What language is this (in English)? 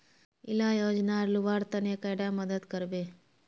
Magahi